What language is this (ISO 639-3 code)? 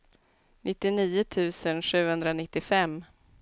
swe